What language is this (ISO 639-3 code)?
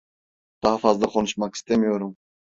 tur